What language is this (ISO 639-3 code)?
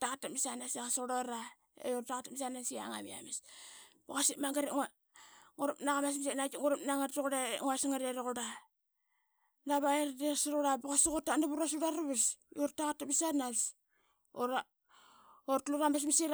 byx